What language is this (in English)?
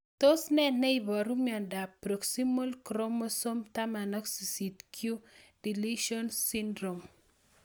Kalenjin